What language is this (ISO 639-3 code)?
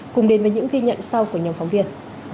vie